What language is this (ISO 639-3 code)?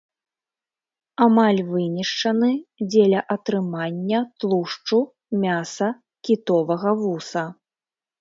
bel